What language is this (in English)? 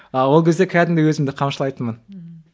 Kazakh